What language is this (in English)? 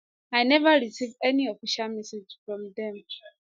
Nigerian Pidgin